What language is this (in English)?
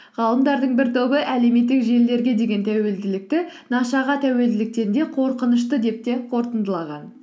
Kazakh